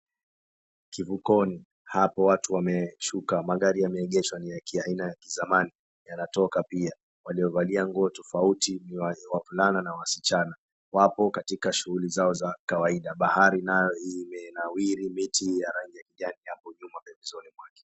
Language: Swahili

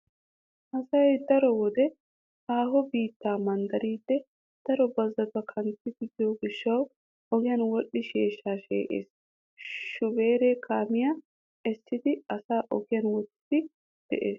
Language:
Wolaytta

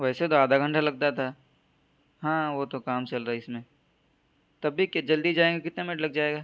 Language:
Urdu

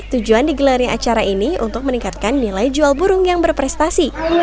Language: Indonesian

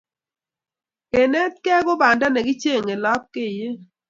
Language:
Kalenjin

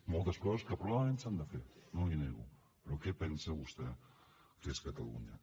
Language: Catalan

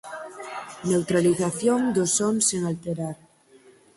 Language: Galician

